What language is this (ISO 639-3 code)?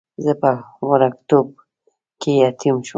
pus